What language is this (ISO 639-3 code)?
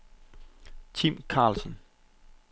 dan